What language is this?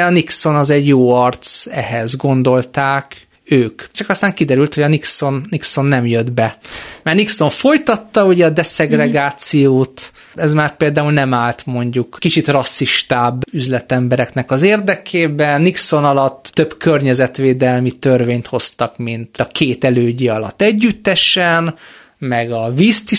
Hungarian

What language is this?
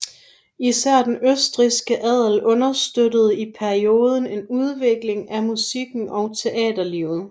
Danish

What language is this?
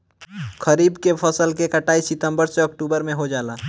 Bhojpuri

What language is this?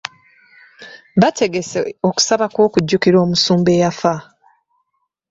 Ganda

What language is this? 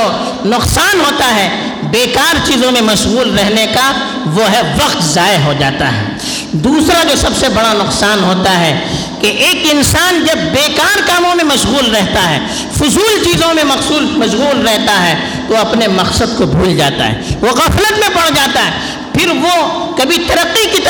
Urdu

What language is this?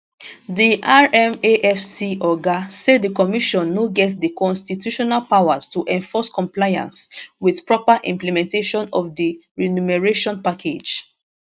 Nigerian Pidgin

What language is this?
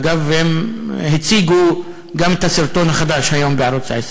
Hebrew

